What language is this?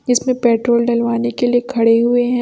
Hindi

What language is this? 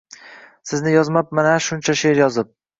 Uzbek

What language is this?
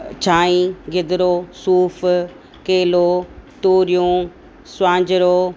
Sindhi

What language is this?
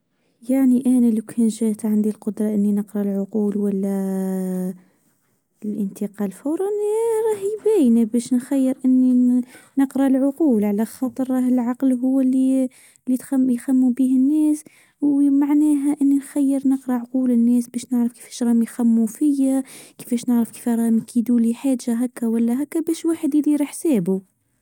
Tunisian Arabic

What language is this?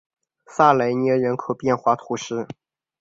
Chinese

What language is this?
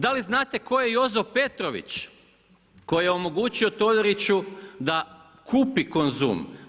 Croatian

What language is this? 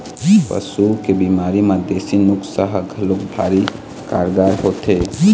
Chhattisgarhi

